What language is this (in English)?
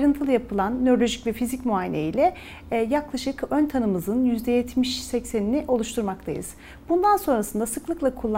Turkish